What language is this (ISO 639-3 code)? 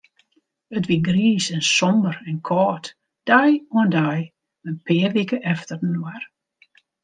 fry